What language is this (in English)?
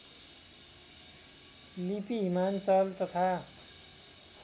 Nepali